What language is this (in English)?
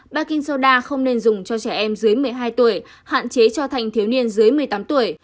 Vietnamese